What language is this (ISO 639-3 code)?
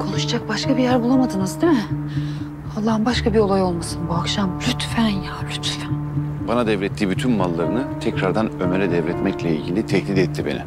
tur